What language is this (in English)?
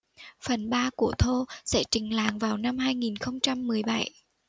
Vietnamese